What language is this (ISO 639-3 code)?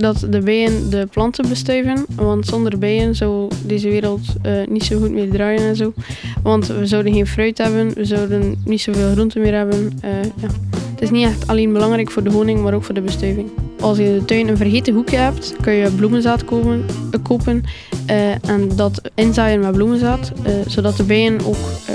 nld